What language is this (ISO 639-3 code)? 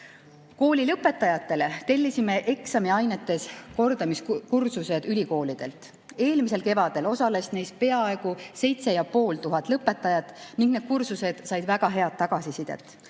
est